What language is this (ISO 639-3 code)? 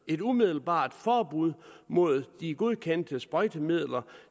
dan